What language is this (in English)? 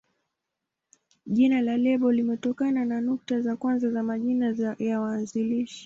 Swahili